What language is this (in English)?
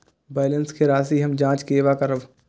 Maithili